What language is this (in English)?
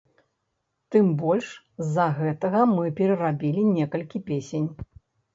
Belarusian